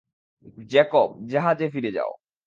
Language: Bangla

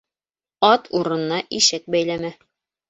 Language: Bashkir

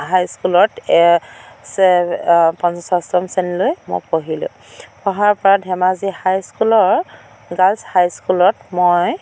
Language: Assamese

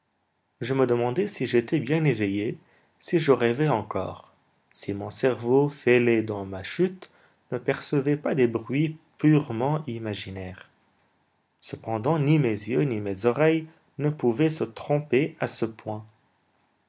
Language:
French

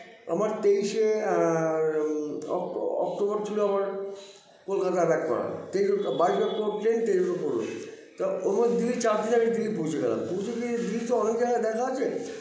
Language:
Bangla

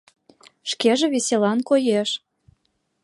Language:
Mari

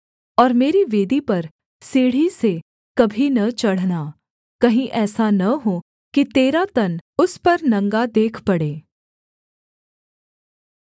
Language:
Hindi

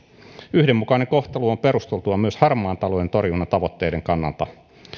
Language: Finnish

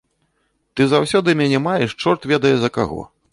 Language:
Belarusian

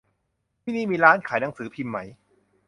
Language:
Thai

